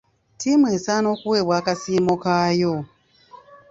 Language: Ganda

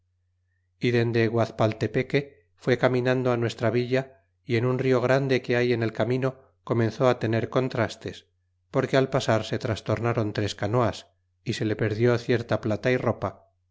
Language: Spanish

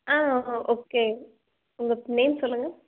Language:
Tamil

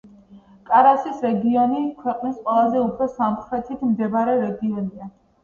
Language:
Georgian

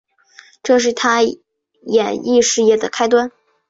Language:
Chinese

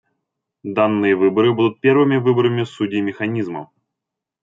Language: Russian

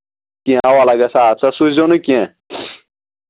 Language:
Kashmiri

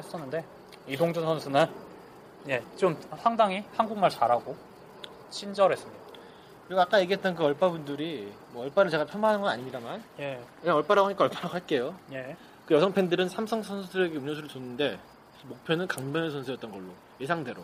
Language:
Korean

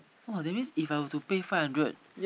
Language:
English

